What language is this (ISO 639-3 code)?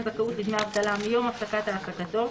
heb